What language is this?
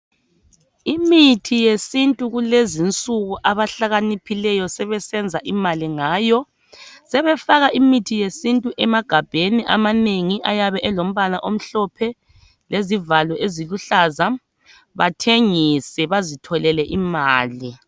North Ndebele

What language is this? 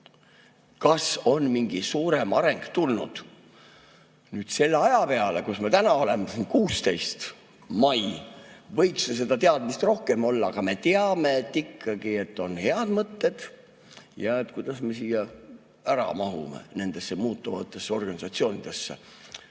Estonian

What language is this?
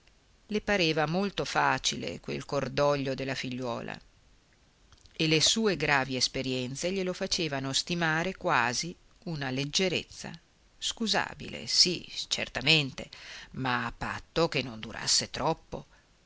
Italian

